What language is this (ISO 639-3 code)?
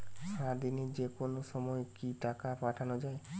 ben